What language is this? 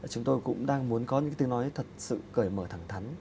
Vietnamese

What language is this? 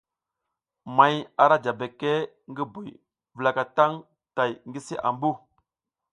South Giziga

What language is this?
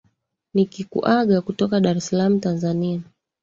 Swahili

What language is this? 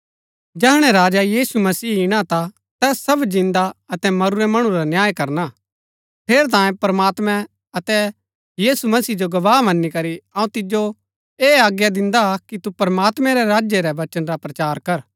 Gaddi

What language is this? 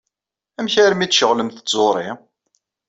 Kabyle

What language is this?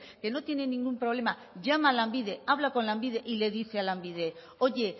Spanish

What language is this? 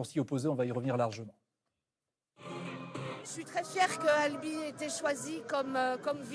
French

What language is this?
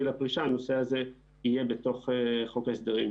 Hebrew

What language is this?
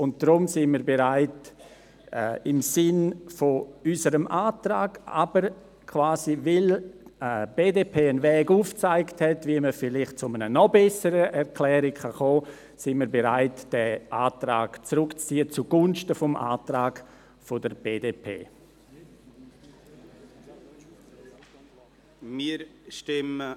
Swiss German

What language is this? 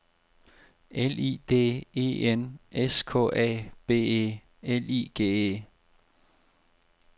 Danish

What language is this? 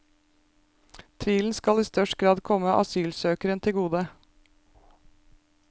Norwegian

